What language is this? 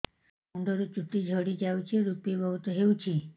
Odia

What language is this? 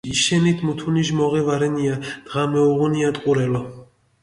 Mingrelian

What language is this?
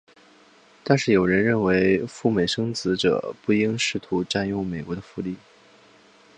Chinese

